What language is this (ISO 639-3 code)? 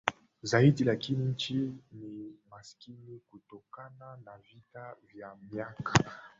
swa